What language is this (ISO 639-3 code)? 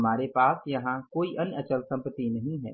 hin